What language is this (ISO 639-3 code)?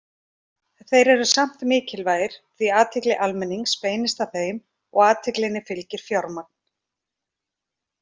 isl